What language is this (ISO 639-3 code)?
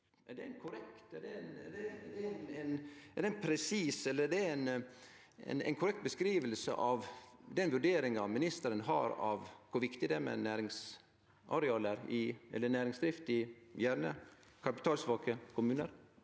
nor